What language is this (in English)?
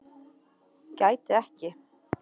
Icelandic